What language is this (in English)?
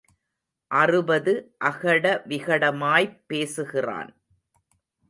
Tamil